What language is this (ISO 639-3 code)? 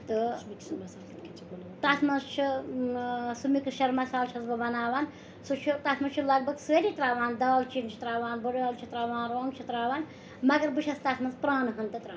kas